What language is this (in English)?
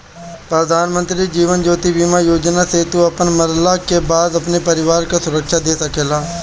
Bhojpuri